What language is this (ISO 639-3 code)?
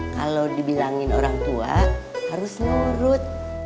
ind